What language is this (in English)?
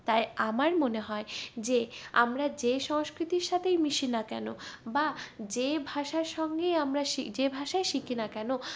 Bangla